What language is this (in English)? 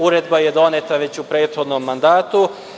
Serbian